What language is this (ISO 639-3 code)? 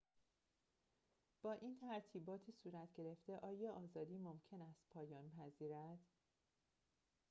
fas